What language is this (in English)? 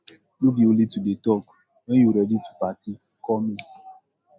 Nigerian Pidgin